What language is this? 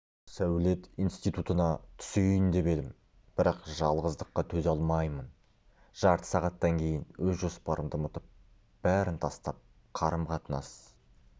Kazakh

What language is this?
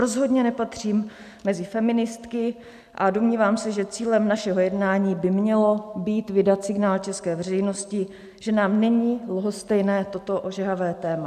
Czech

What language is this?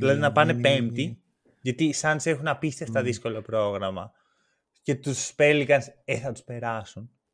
Greek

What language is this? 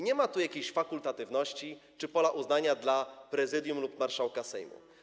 Polish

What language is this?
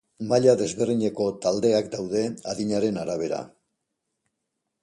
Basque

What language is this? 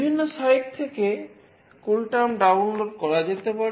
Bangla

